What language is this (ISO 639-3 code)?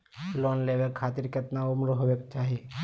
mag